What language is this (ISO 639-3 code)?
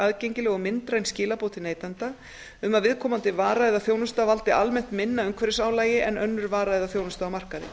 isl